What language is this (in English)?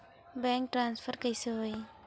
Chhattisgarhi